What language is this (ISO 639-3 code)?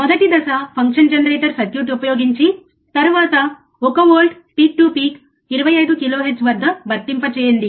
tel